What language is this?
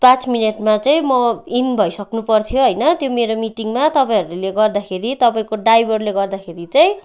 Nepali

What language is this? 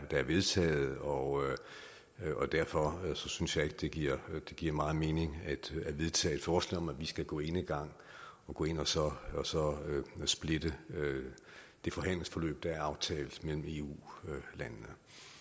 Danish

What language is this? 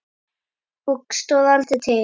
Icelandic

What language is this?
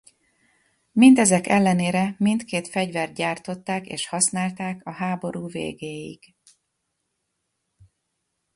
Hungarian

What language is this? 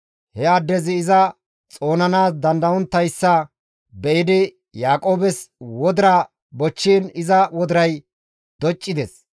Gamo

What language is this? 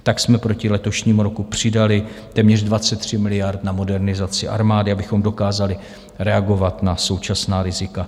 Czech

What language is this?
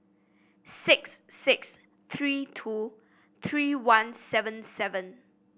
English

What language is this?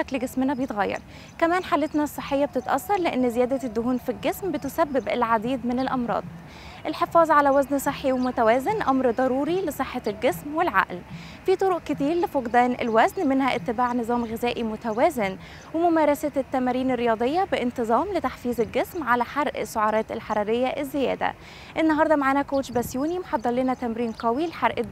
Arabic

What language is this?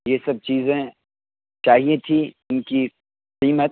Urdu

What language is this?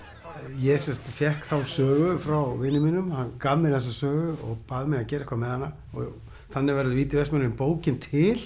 Icelandic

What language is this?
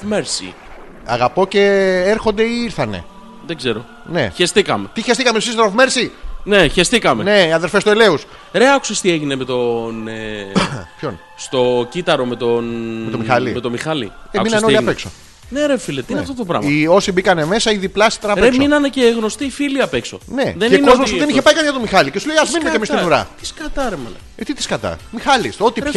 Greek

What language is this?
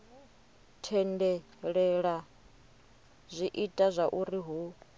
Venda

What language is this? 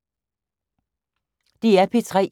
Danish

